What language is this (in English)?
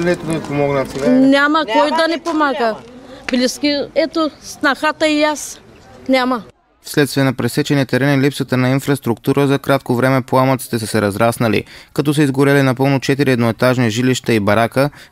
Bulgarian